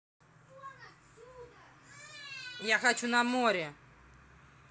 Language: Russian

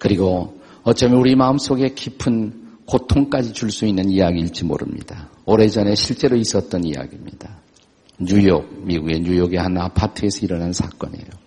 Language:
Korean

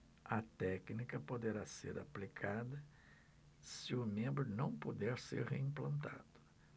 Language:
Portuguese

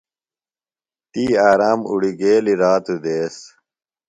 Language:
Phalura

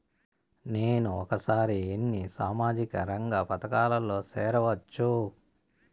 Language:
Telugu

